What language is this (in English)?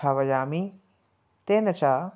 Sanskrit